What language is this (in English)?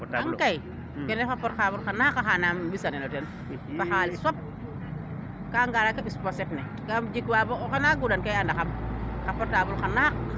Serer